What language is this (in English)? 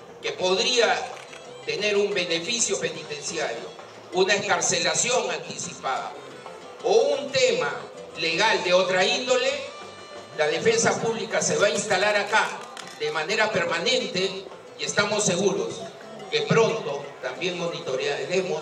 Spanish